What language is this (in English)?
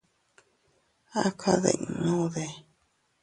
Teutila Cuicatec